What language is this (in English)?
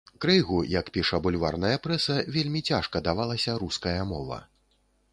Belarusian